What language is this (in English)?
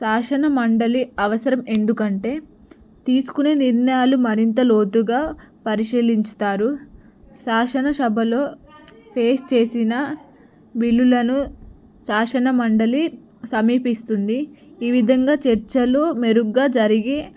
Telugu